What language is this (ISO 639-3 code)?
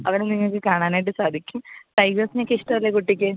mal